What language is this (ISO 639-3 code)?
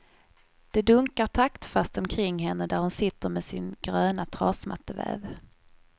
swe